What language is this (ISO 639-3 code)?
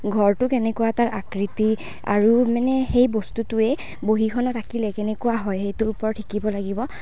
asm